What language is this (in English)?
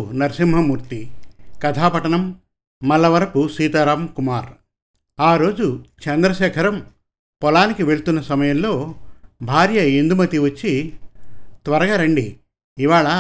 Telugu